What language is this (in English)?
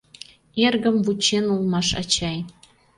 Mari